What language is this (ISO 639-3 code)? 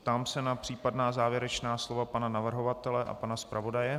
ces